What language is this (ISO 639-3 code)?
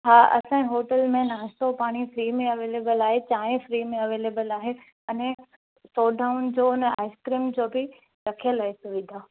snd